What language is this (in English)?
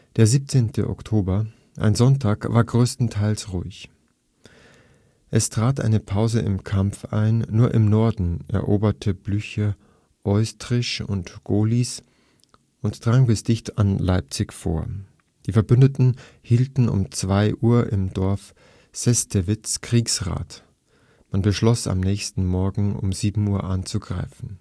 German